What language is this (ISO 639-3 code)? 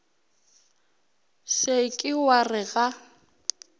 nso